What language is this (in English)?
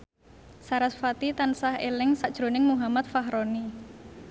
Javanese